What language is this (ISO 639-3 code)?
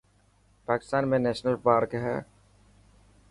mki